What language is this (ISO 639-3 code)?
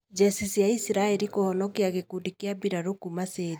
kik